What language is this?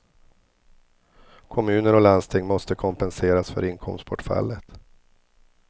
Swedish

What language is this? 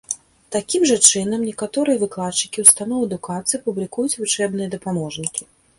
Belarusian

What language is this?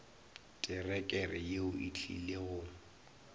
Northern Sotho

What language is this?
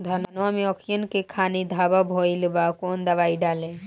Bhojpuri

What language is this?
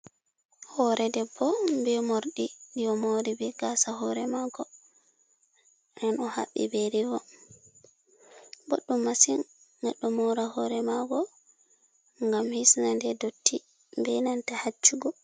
Fula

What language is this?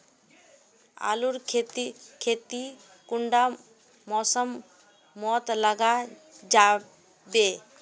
Magahi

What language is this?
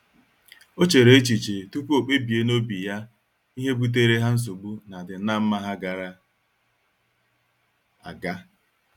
Igbo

